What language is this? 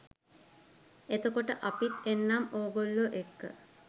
Sinhala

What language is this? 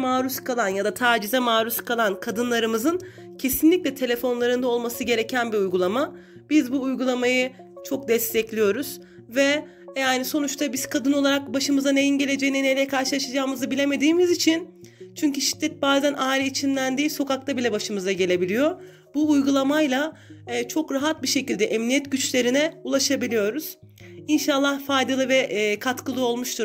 Turkish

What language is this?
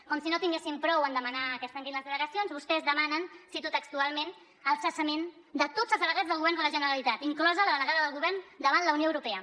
Catalan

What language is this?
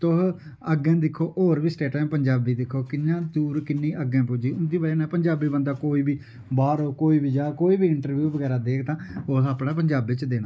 Dogri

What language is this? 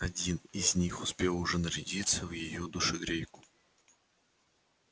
Russian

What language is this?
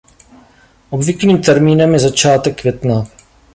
Czech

